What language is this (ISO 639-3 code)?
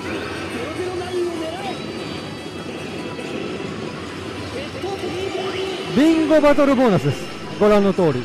jpn